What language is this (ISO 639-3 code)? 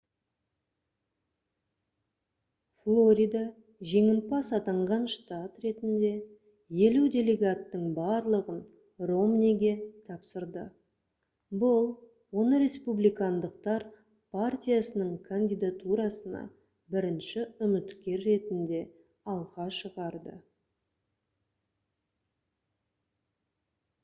kaz